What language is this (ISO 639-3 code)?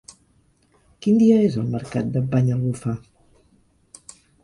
cat